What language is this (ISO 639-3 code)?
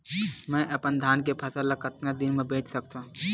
hne